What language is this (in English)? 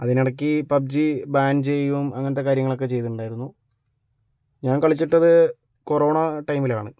Malayalam